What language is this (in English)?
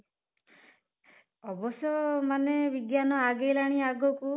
Odia